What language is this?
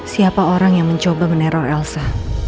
Indonesian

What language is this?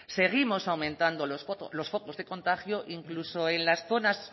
Spanish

